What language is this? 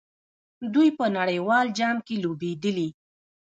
Pashto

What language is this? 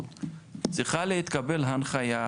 Hebrew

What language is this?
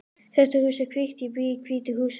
Icelandic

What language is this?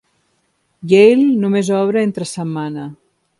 Catalan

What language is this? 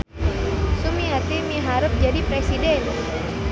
Sundanese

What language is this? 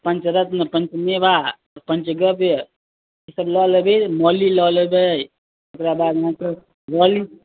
Maithili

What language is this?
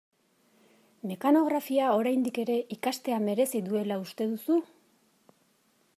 Basque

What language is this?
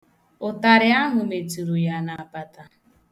Igbo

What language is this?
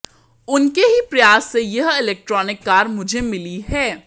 Hindi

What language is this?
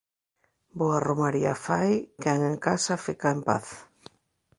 Galician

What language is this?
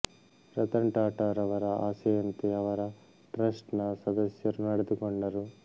Kannada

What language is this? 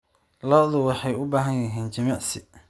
Somali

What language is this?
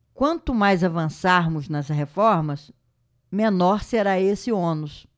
Portuguese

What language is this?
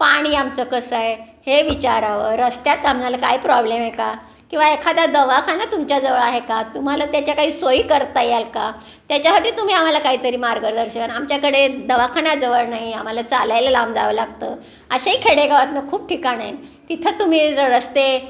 Marathi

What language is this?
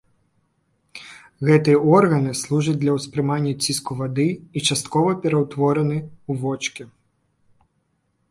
Belarusian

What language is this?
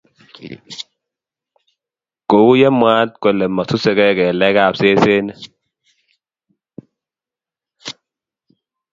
Kalenjin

